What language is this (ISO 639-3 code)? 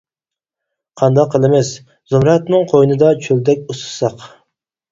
uig